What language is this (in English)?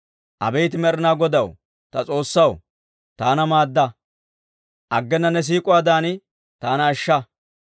Dawro